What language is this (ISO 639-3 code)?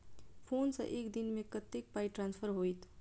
mai